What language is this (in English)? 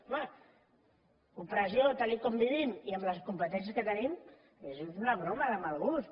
Catalan